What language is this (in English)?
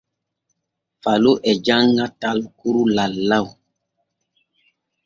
Borgu Fulfulde